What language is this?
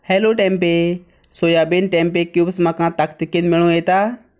Konkani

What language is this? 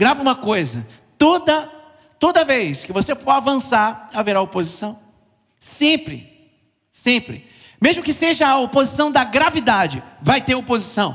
Portuguese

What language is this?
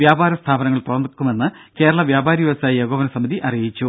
Malayalam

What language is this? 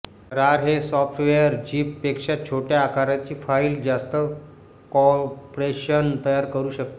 Marathi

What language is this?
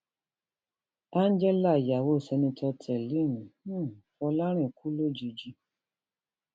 Yoruba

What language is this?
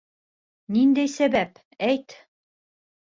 Bashkir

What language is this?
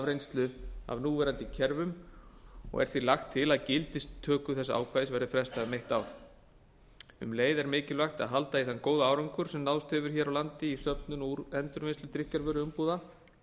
Icelandic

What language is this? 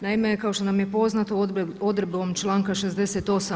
Croatian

